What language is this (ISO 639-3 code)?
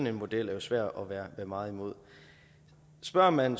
dan